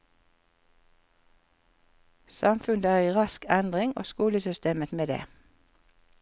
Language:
Norwegian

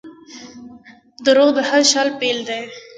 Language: Pashto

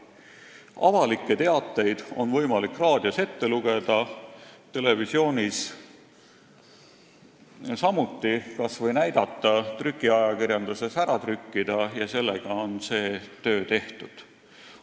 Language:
Estonian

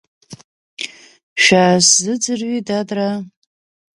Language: Abkhazian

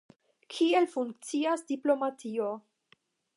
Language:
Esperanto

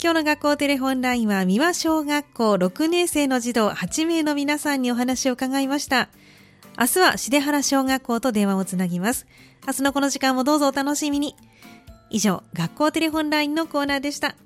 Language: Japanese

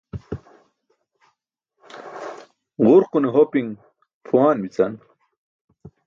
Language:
Burushaski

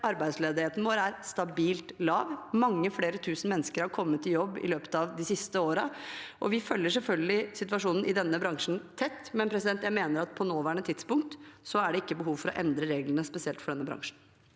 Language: Norwegian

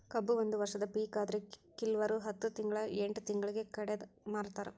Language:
Kannada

